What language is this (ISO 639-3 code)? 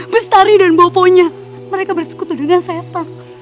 ind